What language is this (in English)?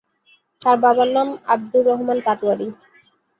Bangla